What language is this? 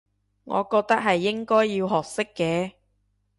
Cantonese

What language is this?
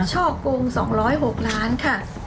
Thai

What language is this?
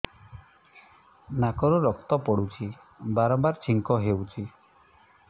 Odia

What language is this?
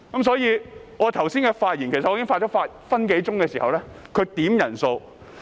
Cantonese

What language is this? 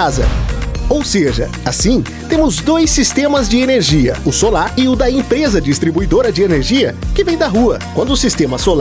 Portuguese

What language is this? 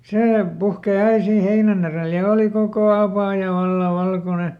Finnish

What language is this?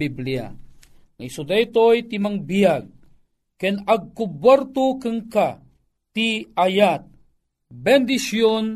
Filipino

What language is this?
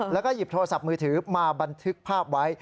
Thai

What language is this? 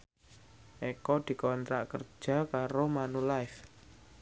Javanese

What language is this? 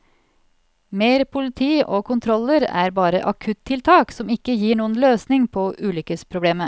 Norwegian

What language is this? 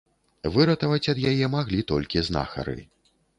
Belarusian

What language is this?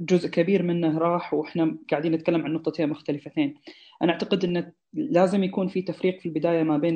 Arabic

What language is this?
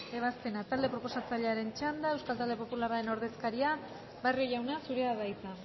Basque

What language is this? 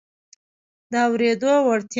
Pashto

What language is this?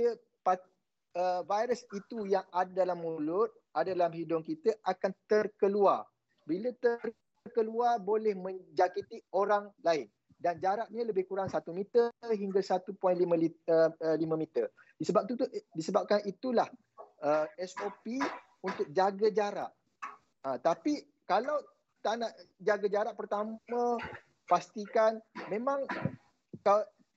Malay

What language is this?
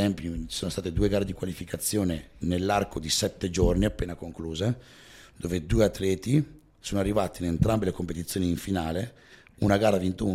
Italian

